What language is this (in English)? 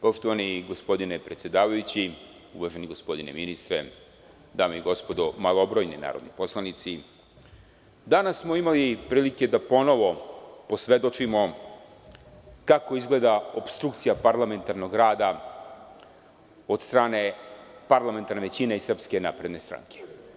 Serbian